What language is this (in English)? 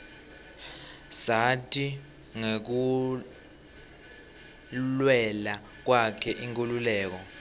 Swati